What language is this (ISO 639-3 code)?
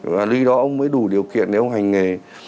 vie